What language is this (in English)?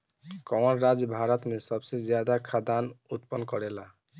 Bhojpuri